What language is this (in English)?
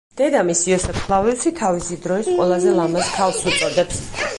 Georgian